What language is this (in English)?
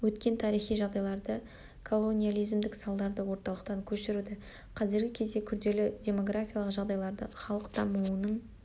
Kazakh